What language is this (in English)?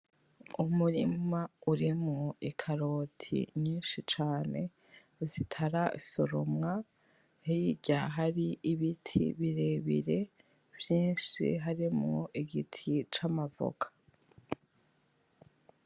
Rundi